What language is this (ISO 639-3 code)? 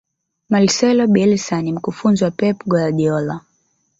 swa